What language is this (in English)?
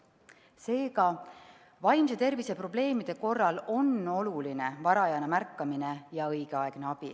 Estonian